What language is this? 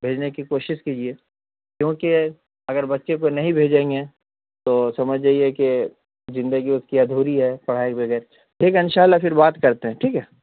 Urdu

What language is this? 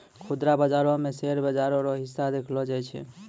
Maithili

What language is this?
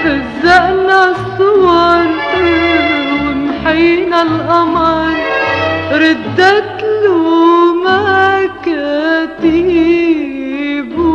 Arabic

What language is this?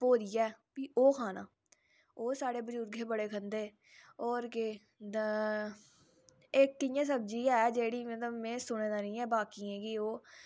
Dogri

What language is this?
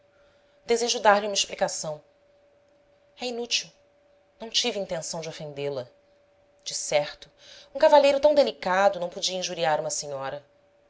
Portuguese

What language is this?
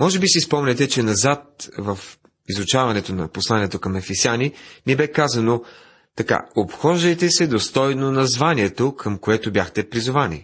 Bulgarian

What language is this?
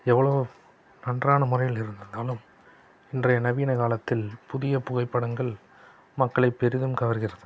Tamil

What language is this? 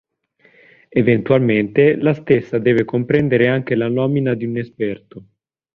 Italian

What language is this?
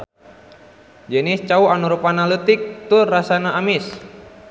Sundanese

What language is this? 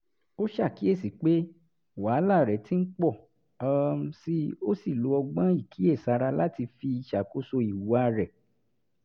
Yoruba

